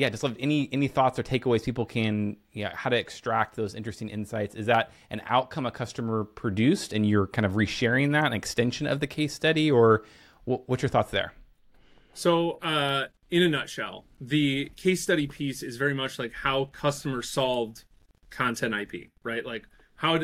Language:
English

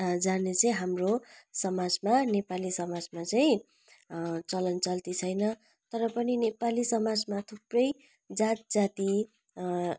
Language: Nepali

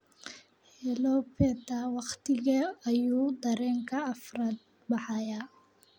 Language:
Somali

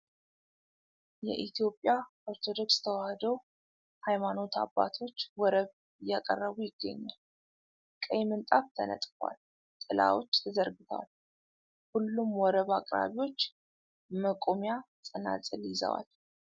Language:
Amharic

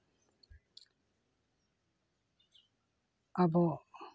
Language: Santali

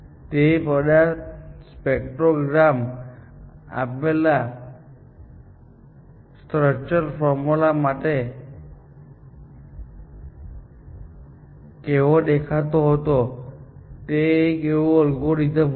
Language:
Gujarati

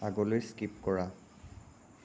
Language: Assamese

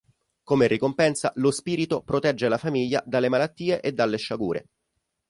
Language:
Italian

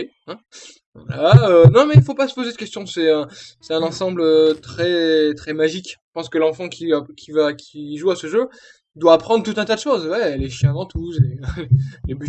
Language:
French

